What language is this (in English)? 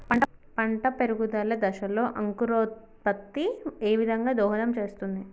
Telugu